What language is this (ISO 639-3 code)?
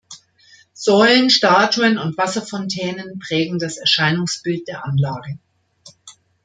deu